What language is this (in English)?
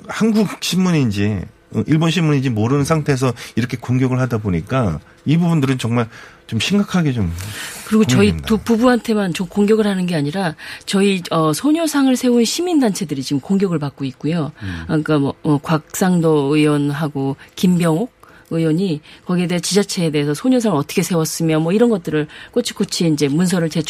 Korean